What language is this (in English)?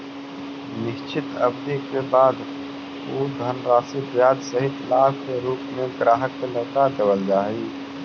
Magahi